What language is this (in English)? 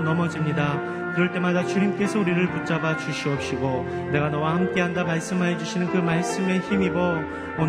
Korean